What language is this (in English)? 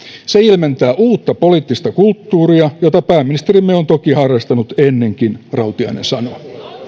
Finnish